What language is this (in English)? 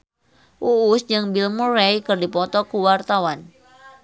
Sundanese